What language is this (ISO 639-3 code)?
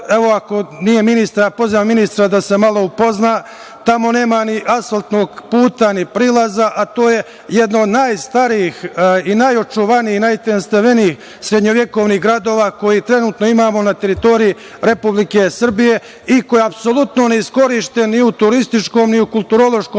srp